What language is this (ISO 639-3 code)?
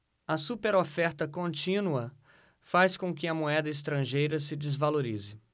por